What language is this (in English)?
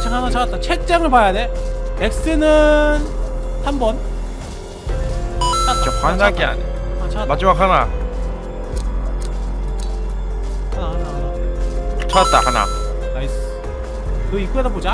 Korean